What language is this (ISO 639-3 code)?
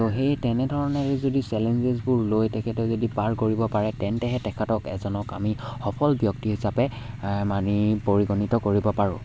asm